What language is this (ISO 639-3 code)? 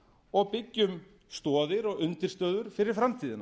isl